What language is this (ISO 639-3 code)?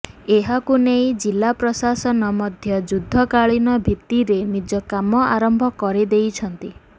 ori